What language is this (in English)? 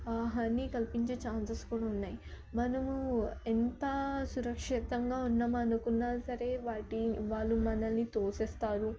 Telugu